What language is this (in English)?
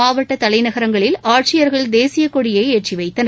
Tamil